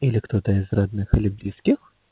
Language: Russian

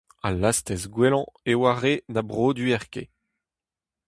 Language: Breton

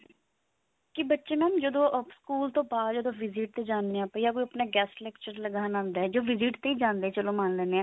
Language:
Punjabi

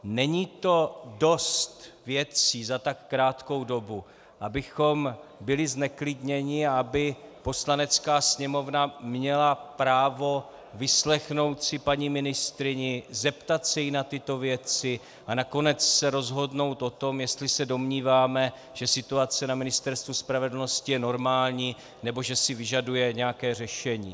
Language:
Czech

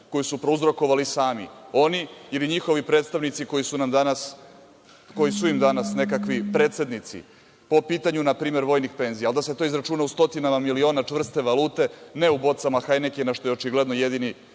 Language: Serbian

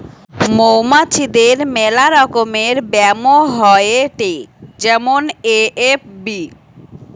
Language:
Bangla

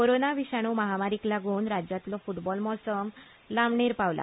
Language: Konkani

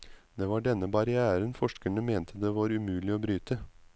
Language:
Norwegian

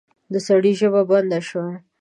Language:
Pashto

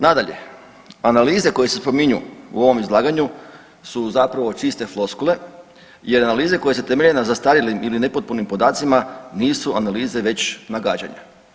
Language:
Croatian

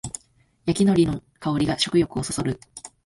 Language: Japanese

